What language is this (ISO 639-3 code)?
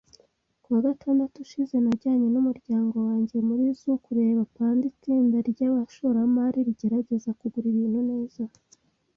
kin